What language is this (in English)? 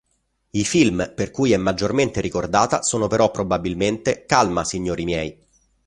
Italian